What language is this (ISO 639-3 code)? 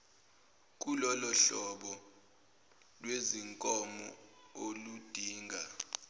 zul